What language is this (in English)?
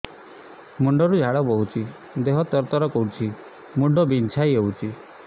Odia